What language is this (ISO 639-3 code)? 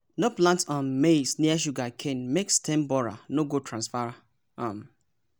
pcm